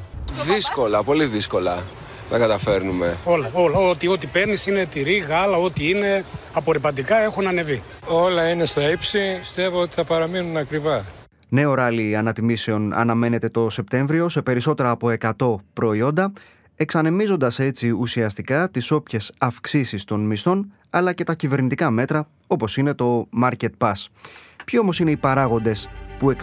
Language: Greek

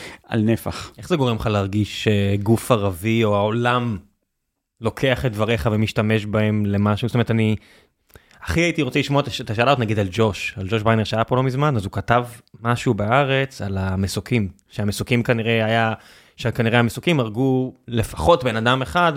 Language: Hebrew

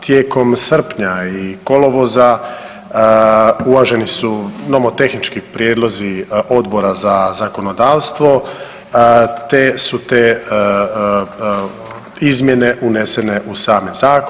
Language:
Croatian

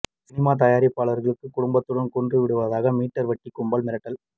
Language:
Tamil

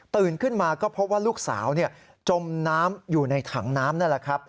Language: Thai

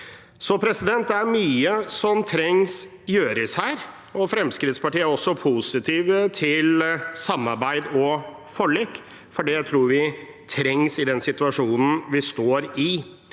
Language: Norwegian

